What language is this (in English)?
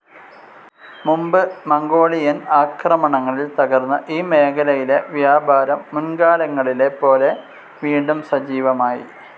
Malayalam